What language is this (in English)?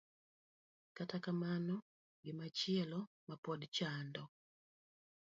Luo (Kenya and Tanzania)